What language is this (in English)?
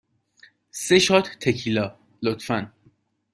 Persian